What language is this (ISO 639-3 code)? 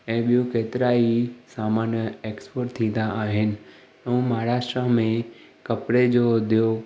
snd